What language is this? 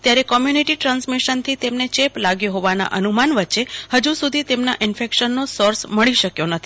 Gujarati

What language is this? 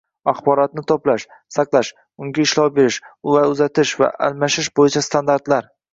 Uzbek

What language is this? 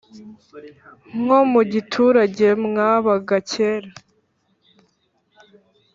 Kinyarwanda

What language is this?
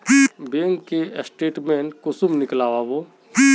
Magahi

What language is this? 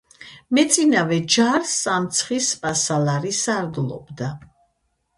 Georgian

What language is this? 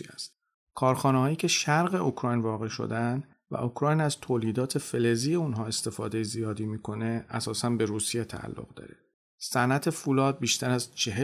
Persian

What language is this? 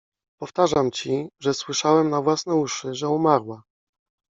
Polish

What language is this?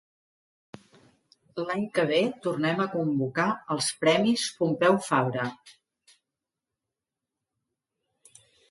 Catalan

